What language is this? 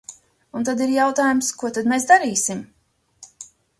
Latvian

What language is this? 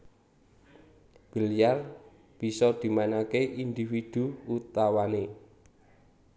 Javanese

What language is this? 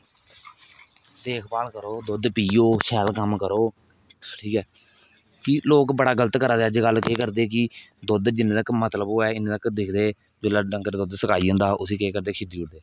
Dogri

